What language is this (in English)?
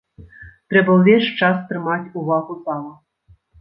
Belarusian